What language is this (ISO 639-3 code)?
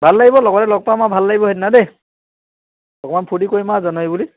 asm